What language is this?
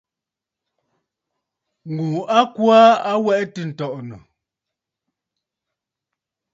Bafut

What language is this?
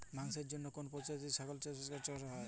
Bangla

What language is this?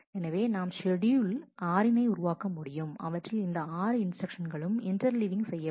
Tamil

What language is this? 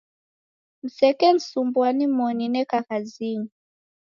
Taita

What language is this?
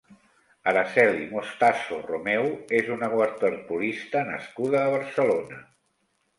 Catalan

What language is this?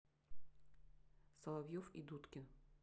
Russian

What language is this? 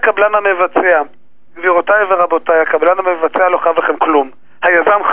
Hebrew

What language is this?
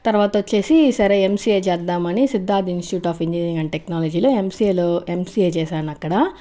Telugu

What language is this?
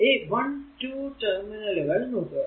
Malayalam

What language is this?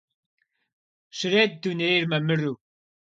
Kabardian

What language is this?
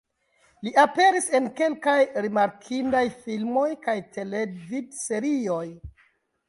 Esperanto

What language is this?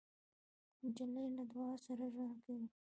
Pashto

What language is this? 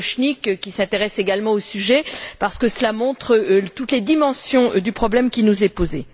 French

